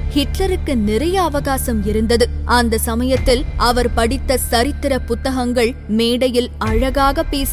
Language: Tamil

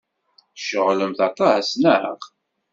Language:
Kabyle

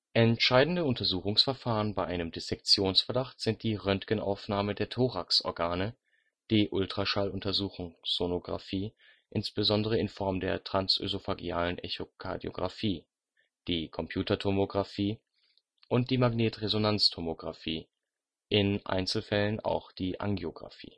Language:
German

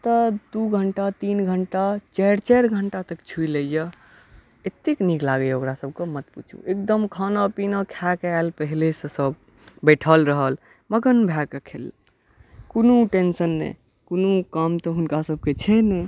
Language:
Maithili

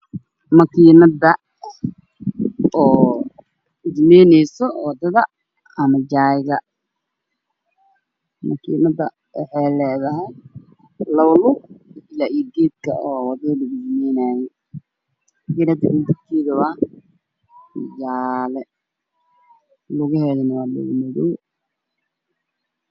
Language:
Somali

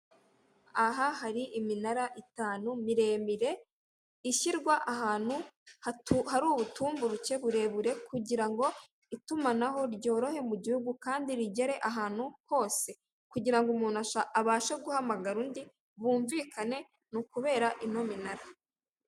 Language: Kinyarwanda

